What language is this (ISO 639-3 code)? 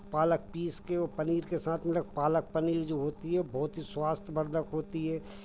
hin